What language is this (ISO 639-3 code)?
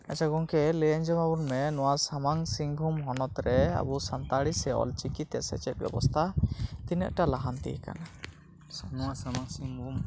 sat